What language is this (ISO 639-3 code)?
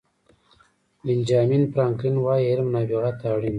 pus